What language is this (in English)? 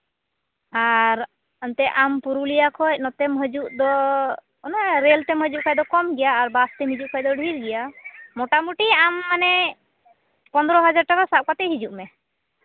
Santali